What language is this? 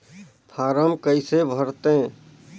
Chhattisgarhi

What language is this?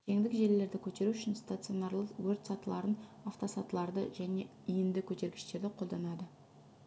Kazakh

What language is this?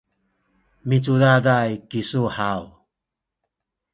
Sakizaya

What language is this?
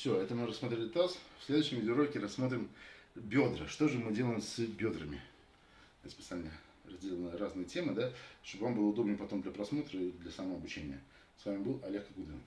Russian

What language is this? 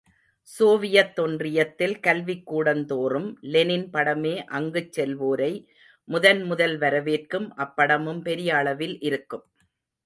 Tamil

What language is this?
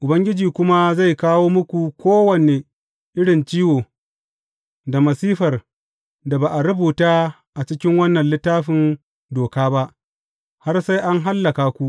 Hausa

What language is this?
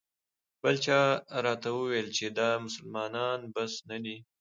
Pashto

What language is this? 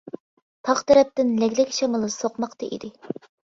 Uyghur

